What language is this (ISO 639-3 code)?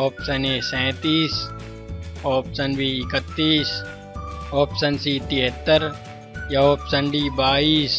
hin